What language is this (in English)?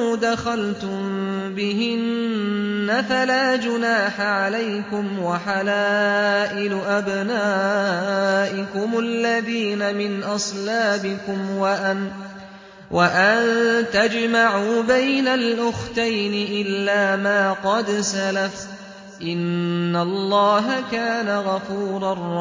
Arabic